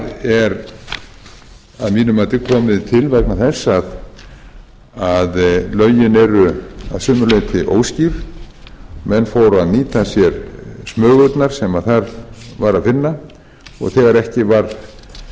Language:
Icelandic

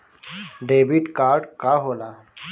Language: Bhojpuri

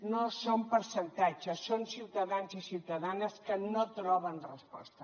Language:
Catalan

